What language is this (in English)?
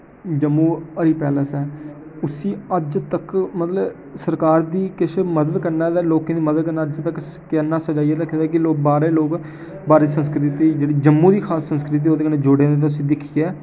Dogri